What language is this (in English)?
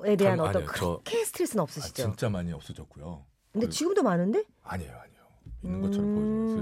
Korean